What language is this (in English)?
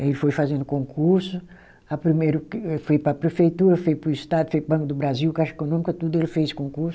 Portuguese